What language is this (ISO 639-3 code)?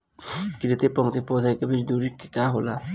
bho